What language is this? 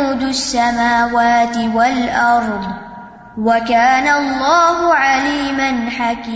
Urdu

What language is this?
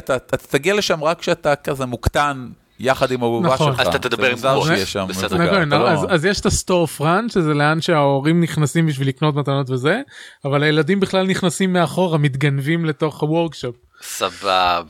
Hebrew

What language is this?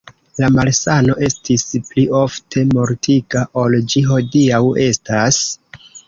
Esperanto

